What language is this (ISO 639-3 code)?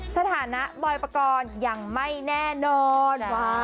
tha